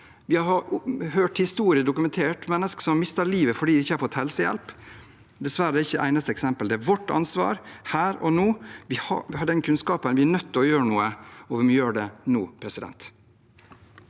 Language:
Norwegian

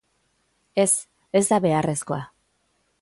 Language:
Basque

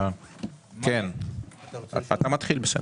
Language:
Hebrew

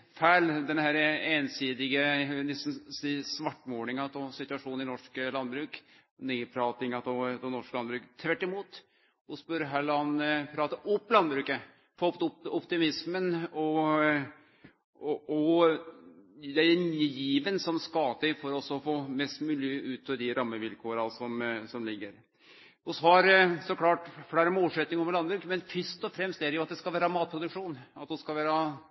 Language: Norwegian Nynorsk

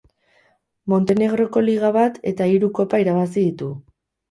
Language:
Basque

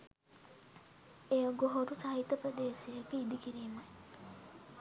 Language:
Sinhala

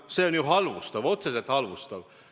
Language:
Estonian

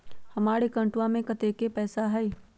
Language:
Magahi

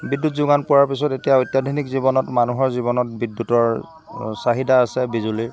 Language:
Assamese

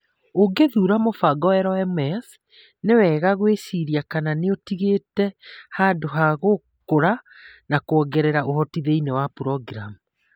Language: Kikuyu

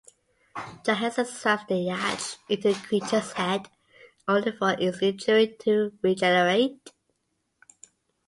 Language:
English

